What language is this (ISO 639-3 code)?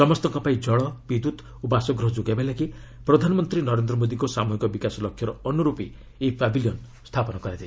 ori